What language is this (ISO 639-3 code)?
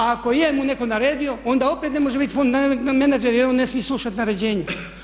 hrv